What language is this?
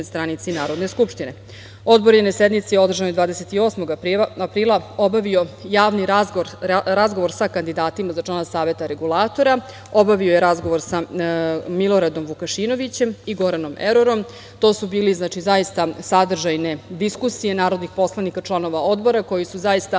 Serbian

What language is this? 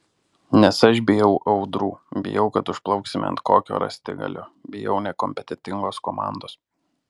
Lithuanian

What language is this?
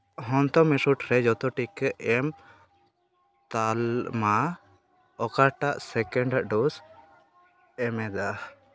Santali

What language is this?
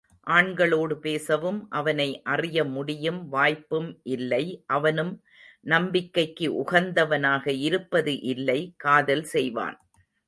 Tamil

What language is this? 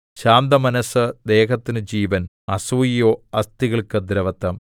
Malayalam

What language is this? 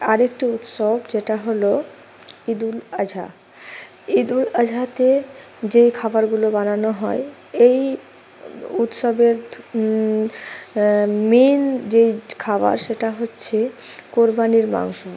Bangla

